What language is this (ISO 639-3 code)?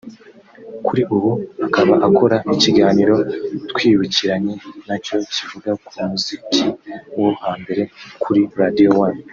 kin